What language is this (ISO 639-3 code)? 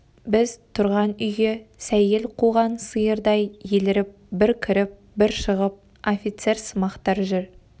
kaz